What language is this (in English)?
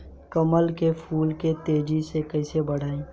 Bhojpuri